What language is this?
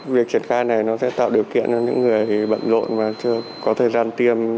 Vietnamese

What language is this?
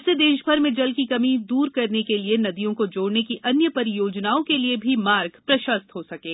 Hindi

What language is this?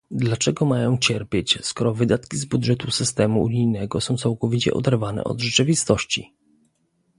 Polish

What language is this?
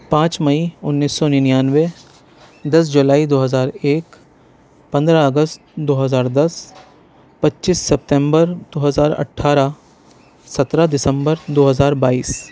Urdu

